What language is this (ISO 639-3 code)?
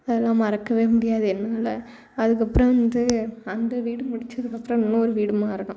tam